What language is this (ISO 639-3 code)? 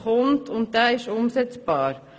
gsw